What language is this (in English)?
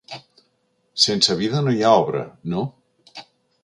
Catalan